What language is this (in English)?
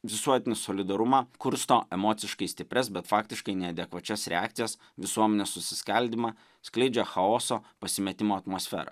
Lithuanian